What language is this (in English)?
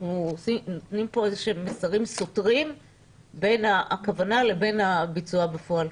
Hebrew